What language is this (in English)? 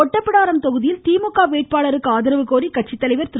Tamil